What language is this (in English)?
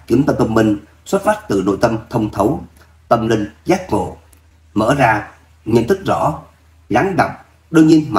Vietnamese